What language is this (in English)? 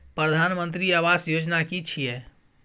Maithili